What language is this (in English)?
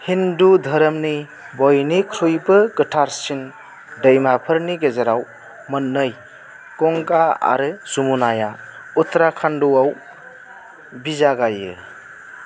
Bodo